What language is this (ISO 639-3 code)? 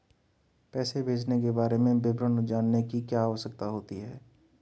hin